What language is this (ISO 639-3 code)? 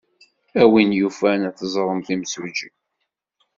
kab